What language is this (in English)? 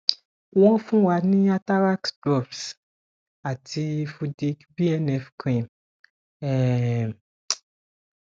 Yoruba